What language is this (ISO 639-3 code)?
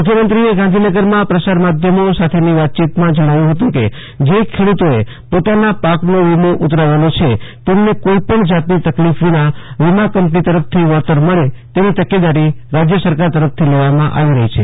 guj